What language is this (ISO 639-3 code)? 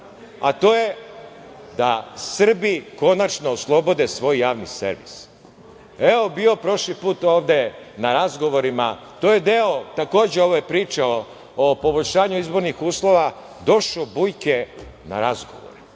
srp